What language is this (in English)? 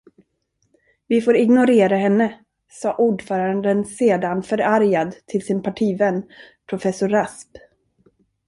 Swedish